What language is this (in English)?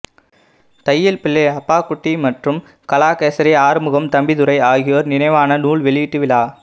Tamil